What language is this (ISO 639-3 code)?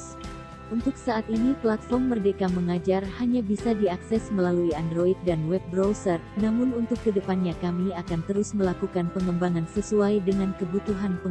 ind